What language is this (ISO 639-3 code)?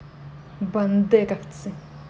rus